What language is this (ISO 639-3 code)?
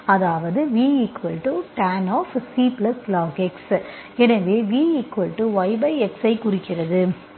tam